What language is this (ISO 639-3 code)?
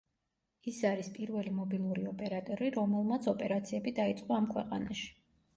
kat